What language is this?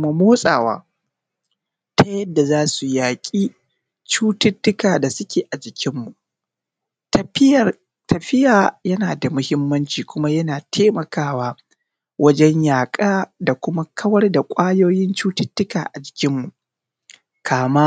Hausa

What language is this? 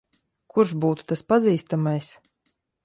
Latvian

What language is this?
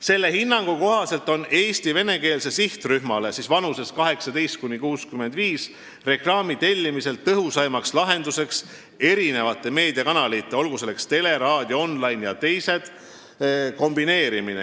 Estonian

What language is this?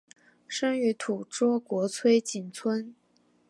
Chinese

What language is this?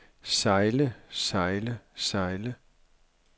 Danish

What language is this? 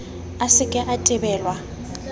Southern Sotho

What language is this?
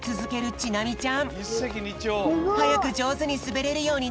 Japanese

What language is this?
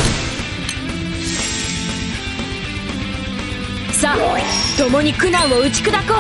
Japanese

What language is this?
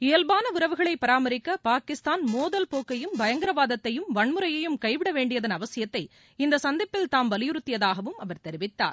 Tamil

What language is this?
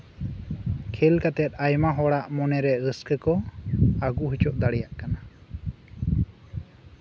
Santali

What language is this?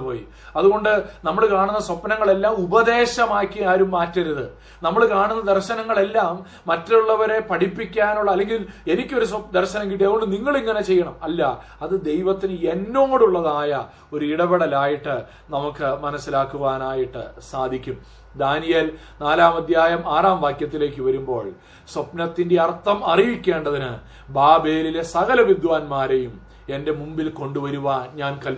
Malayalam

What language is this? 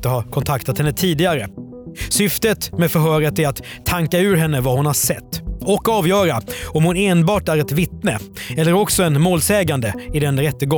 Swedish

